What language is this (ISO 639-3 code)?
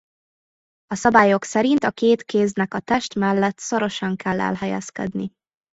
hun